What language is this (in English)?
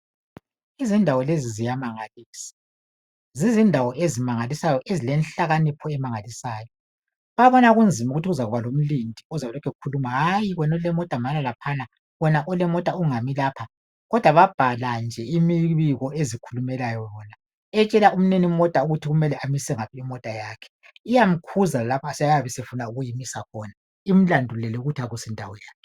North Ndebele